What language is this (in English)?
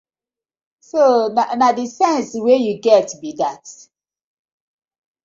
Nigerian Pidgin